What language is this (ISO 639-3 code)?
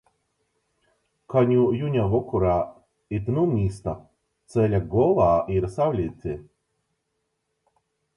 ltg